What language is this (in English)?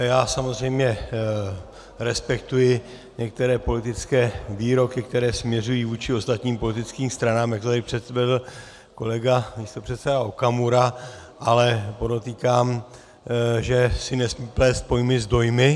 Czech